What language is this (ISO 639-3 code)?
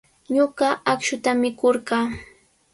qws